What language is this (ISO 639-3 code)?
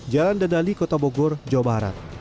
ind